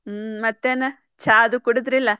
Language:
Kannada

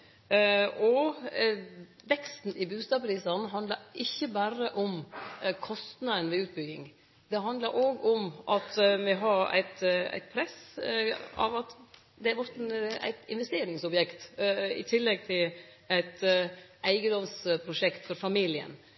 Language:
Norwegian Nynorsk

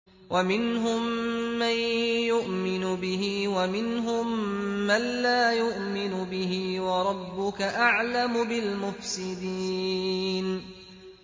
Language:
Arabic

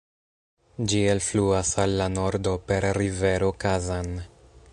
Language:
Esperanto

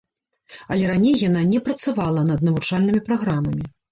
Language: Belarusian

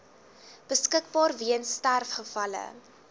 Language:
Afrikaans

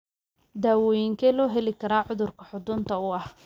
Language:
Somali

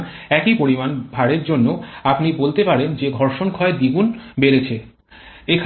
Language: Bangla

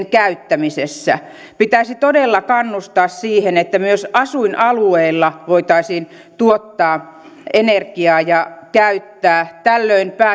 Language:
Finnish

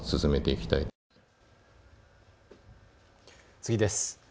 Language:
Japanese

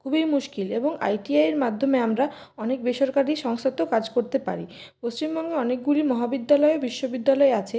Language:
Bangla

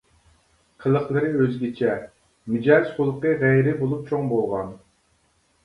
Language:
Uyghur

